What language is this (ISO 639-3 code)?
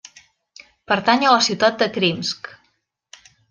cat